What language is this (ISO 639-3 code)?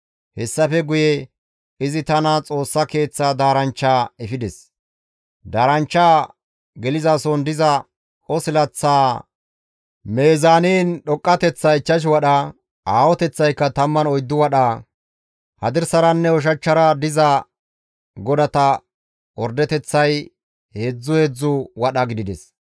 gmv